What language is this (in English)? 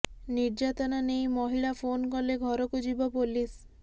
Odia